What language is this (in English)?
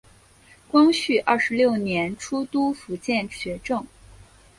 Chinese